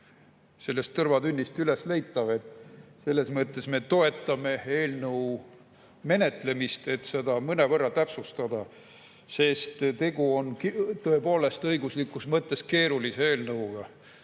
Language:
Estonian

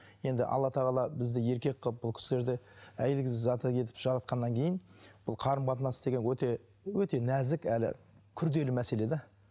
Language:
Kazakh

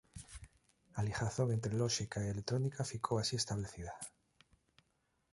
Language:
Galician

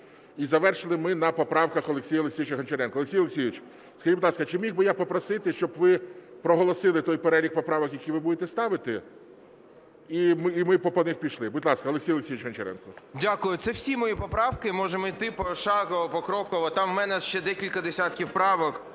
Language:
Ukrainian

